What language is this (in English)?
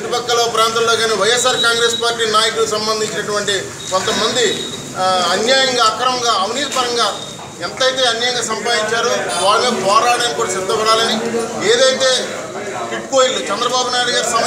Indonesian